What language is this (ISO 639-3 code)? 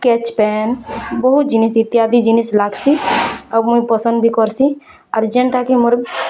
ori